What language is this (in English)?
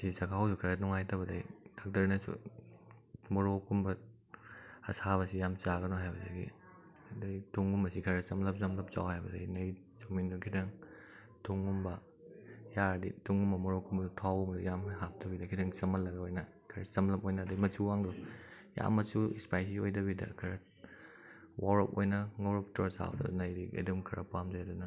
Manipuri